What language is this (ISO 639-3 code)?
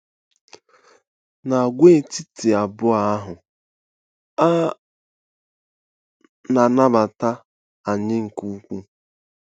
ibo